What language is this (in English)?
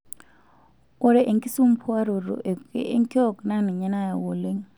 Masai